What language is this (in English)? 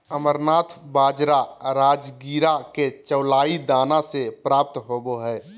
Magahi